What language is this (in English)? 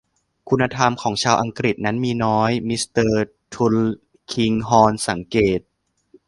Thai